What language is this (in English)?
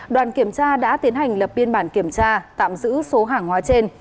Vietnamese